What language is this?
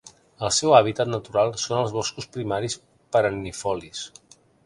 Catalan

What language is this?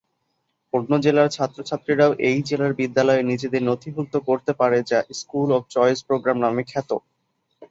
Bangla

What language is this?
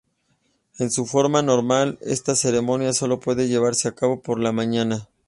Spanish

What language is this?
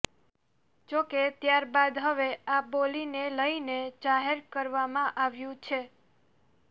Gujarati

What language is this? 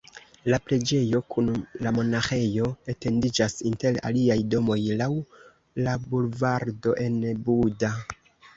Esperanto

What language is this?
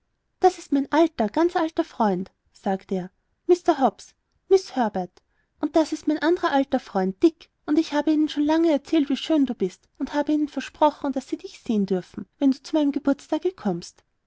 German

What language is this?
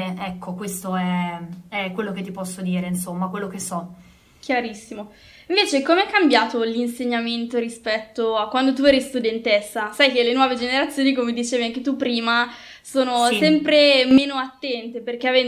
Italian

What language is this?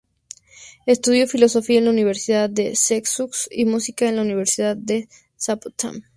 Spanish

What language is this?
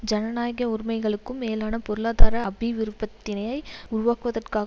Tamil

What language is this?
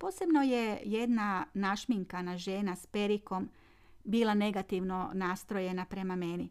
Croatian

